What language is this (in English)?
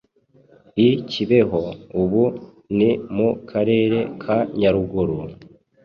Kinyarwanda